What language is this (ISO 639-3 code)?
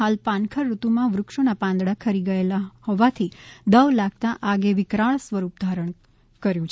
guj